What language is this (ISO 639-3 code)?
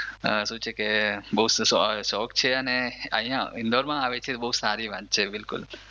guj